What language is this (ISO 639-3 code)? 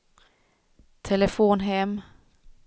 swe